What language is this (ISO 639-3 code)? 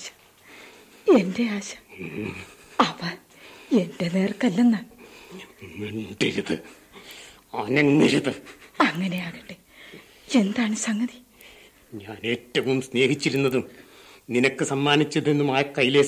mal